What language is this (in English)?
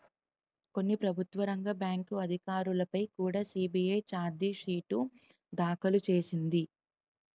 Telugu